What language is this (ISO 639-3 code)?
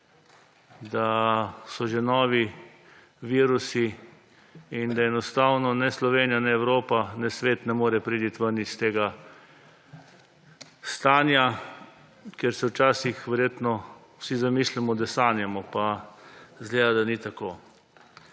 slv